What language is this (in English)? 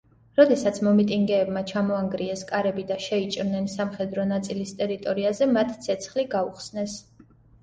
Georgian